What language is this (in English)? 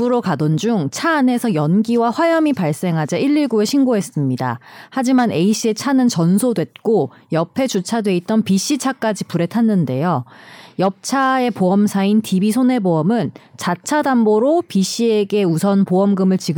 Korean